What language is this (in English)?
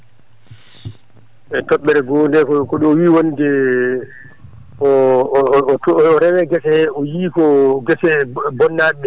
Fula